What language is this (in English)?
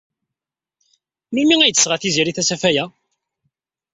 Kabyle